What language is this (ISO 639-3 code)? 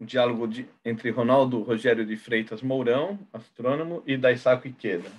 por